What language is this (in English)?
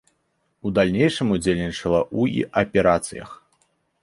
Belarusian